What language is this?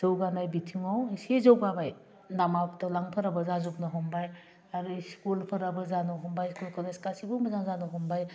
Bodo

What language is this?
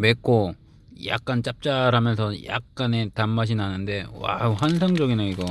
Korean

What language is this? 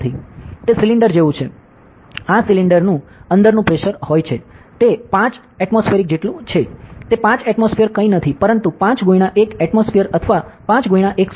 Gujarati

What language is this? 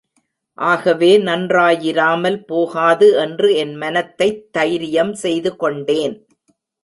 Tamil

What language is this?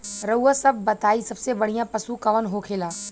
Bhojpuri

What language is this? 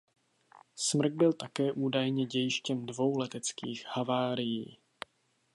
Czech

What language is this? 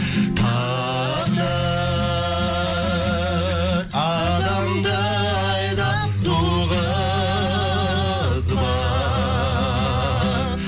Kazakh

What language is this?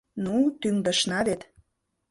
Mari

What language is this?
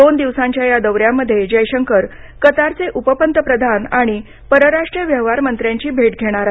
Marathi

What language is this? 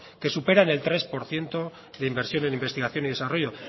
Spanish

